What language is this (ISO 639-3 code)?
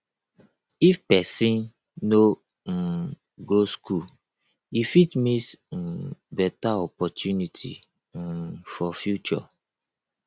pcm